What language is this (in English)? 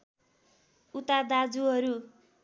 Nepali